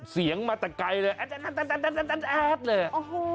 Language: Thai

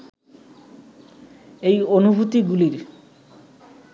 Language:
Bangla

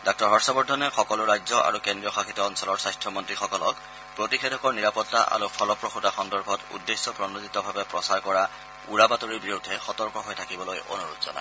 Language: Assamese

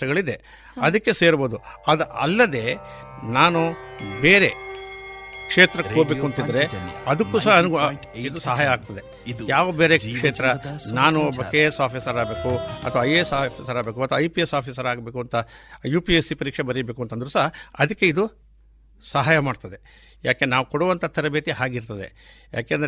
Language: Kannada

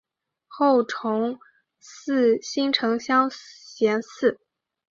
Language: Chinese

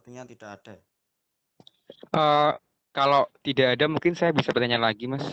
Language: Indonesian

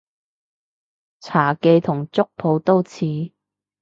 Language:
Cantonese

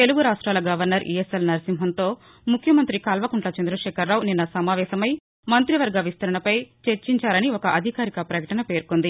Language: Telugu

